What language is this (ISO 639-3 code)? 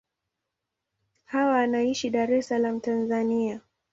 swa